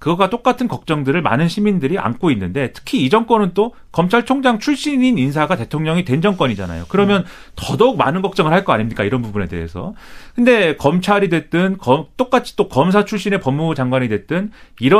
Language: Korean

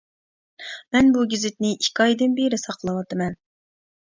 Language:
Uyghur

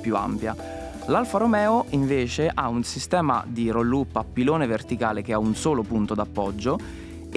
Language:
Italian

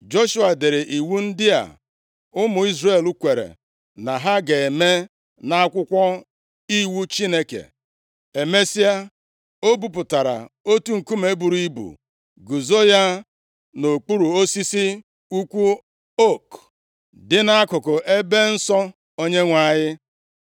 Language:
Igbo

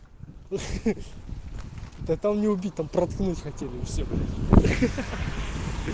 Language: Russian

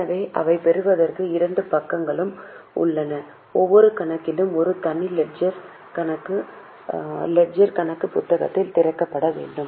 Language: Tamil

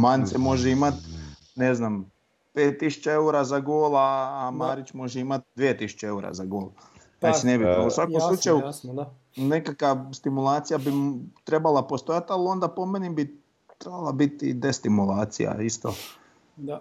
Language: Croatian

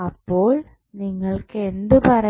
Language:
Malayalam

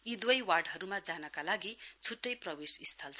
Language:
Nepali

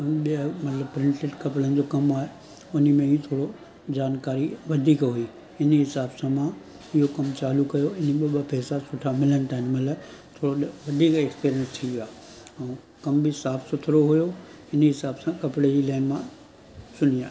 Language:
Sindhi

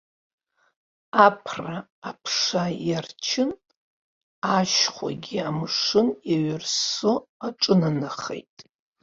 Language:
Abkhazian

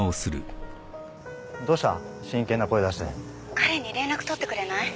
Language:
Japanese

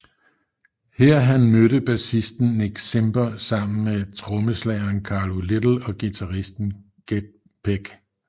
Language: Danish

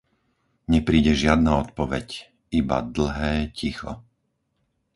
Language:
Slovak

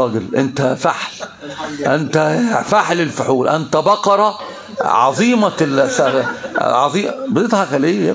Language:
Arabic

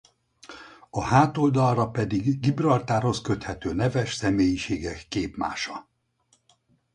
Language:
Hungarian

